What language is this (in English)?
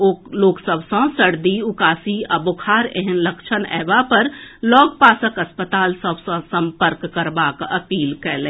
Maithili